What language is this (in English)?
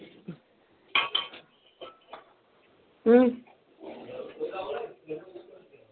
Dogri